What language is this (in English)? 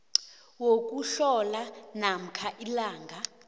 South Ndebele